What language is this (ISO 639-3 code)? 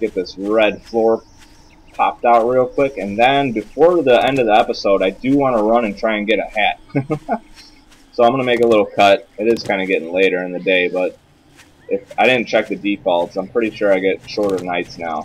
eng